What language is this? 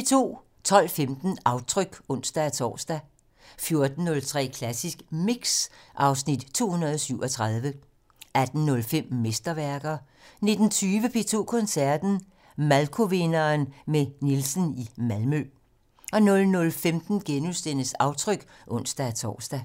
Danish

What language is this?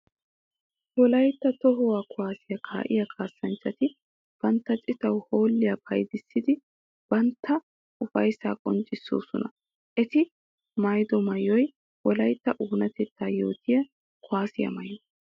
Wolaytta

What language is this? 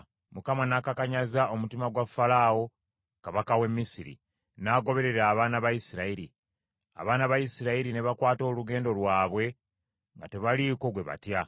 Ganda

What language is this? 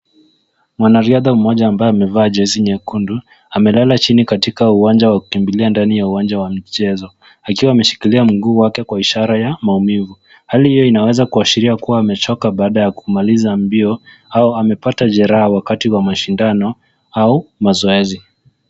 Swahili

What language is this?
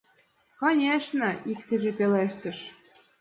Mari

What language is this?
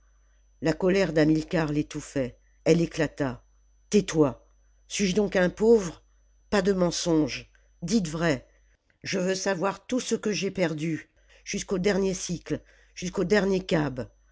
French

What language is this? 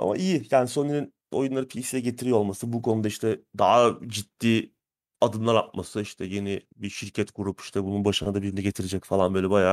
Turkish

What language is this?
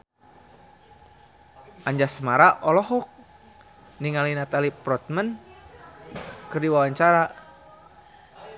Sundanese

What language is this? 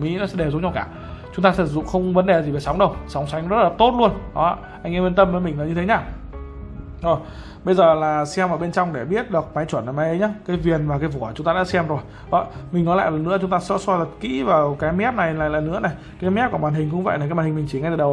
Vietnamese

